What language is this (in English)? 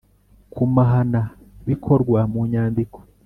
Kinyarwanda